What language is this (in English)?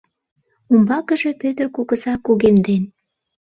Mari